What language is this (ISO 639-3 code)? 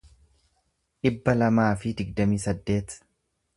orm